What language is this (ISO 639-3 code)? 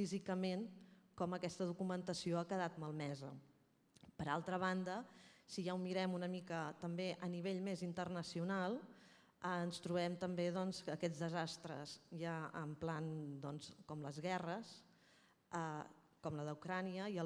spa